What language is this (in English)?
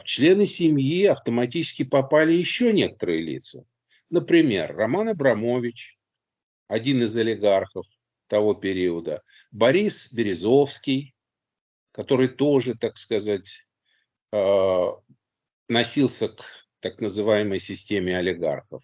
Russian